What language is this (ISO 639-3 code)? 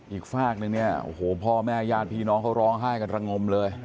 tha